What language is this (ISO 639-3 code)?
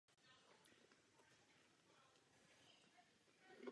ces